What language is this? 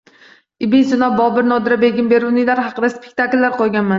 Uzbek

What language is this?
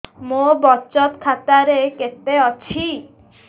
Odia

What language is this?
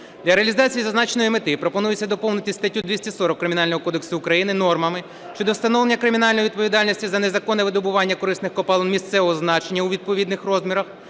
Ukrainian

